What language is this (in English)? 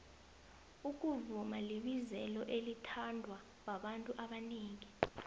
South Ndebele